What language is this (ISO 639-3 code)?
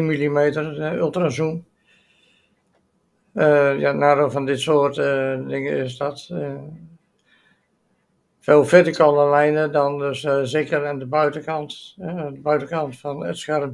nld